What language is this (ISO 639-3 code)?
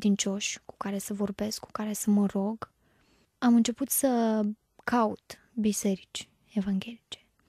ron